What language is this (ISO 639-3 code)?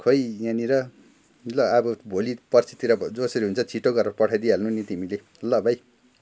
nep